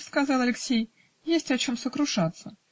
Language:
Russian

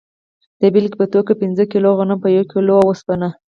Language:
Pashto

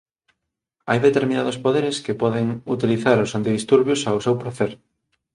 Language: Galician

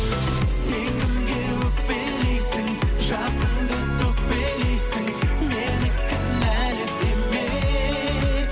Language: Kazakh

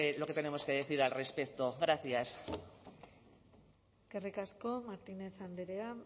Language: Spanish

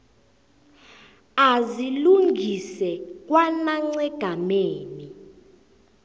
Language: South Ndebele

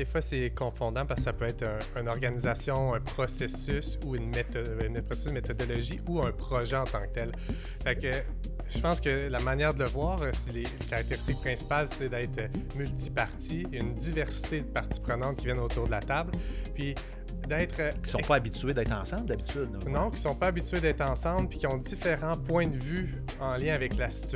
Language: French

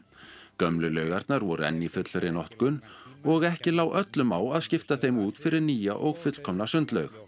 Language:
Icelandic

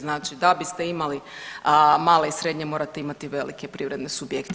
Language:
Croatian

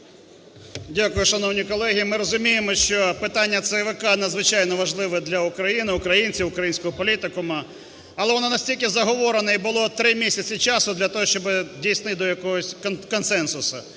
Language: Ukrainian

